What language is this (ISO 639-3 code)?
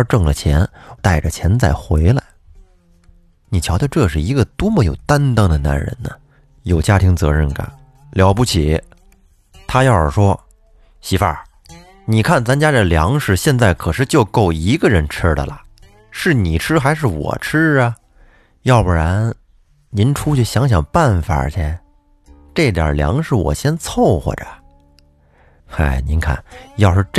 zho